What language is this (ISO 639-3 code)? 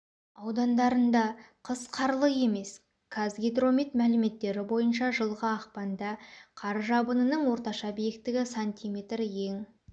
kaz